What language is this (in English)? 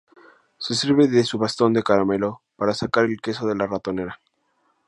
Spanish